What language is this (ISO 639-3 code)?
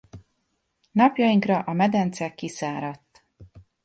hun